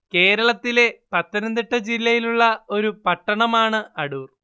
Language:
Malayalam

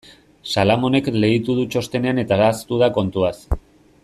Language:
Basque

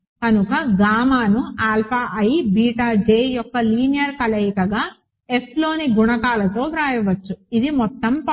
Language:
Telugu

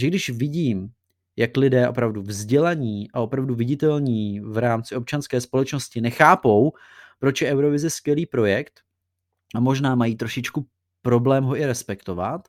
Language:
Czech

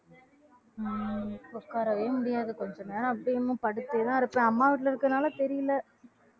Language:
Tamil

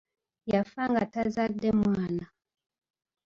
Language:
Ganda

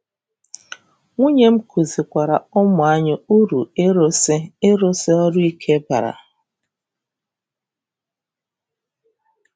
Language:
Igbo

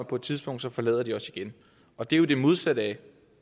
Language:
Danish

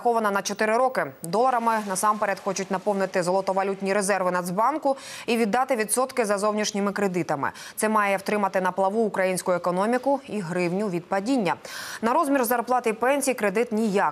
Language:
Ukrainian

